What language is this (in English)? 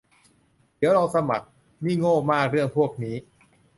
Thai